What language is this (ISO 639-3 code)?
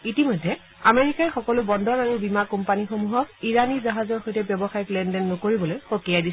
asm